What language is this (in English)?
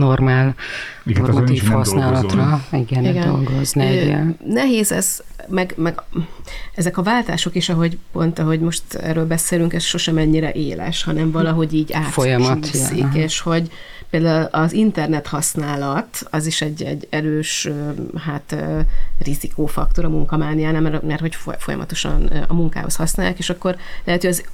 Hungarian